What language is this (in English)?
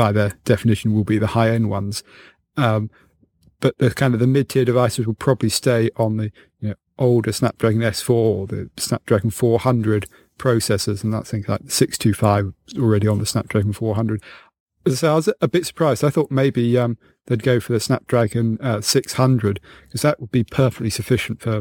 English